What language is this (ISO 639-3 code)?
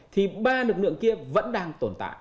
vie